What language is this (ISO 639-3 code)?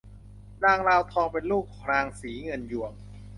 tha